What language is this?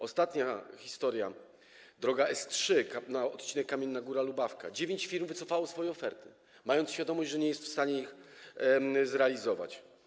Polish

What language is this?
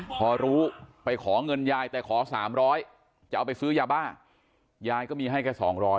Thai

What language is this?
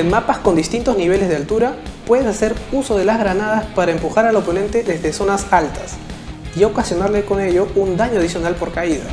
Spanish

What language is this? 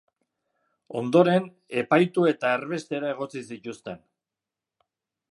Basque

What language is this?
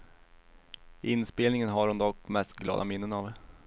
Swedish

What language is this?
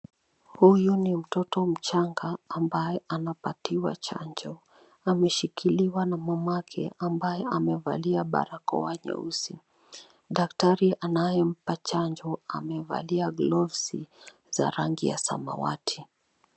Swahili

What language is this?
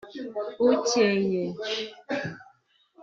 Kinyarwanda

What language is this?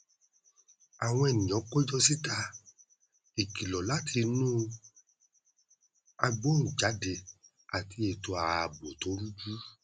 Yoruba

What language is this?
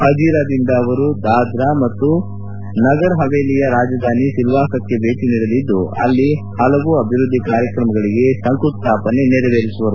Kannada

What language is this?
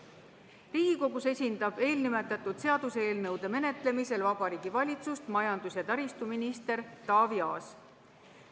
Estonian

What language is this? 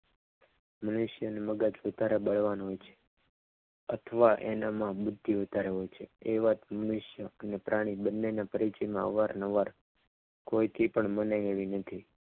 Gujarati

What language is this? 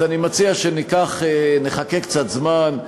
Hebrew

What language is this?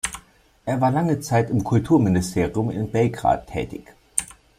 German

